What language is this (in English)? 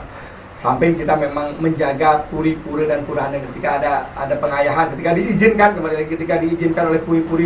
Indonesian